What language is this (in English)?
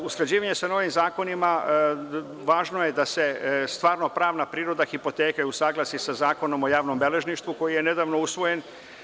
Serbian